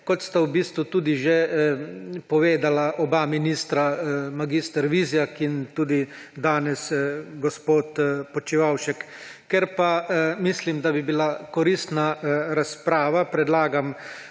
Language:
Slovenian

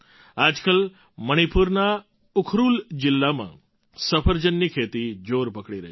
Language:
Gujarati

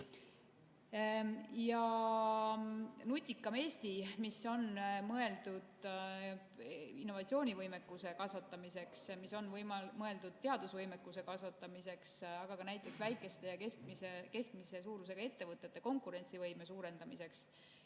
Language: Estonian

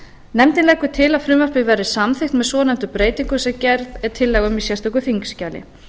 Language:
Icelandic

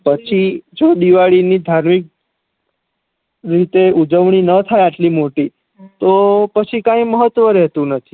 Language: Gujarati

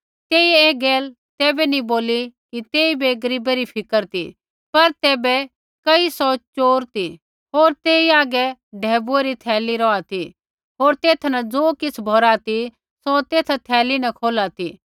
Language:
Kullu Pahari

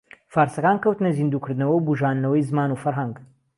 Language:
Central Kurdish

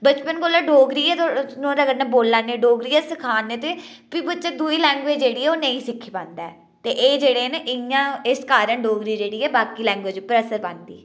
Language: Dogri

